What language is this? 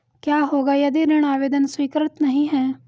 Hindi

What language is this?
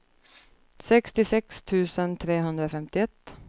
Swedish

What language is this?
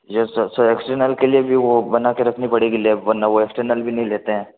Hindi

